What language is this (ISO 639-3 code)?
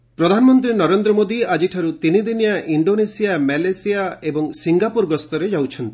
ori